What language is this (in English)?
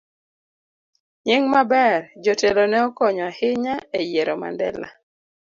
Luo (Kenya and Tanzania)